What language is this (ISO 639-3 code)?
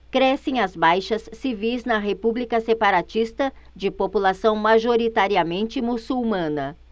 por